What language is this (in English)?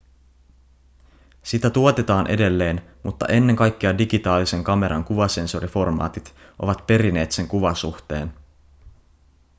Finnish